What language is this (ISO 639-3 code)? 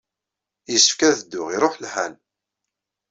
kab